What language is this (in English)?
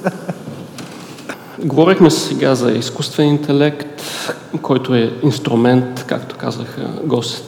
Bulgarian